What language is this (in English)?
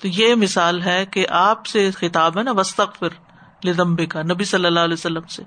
Urdu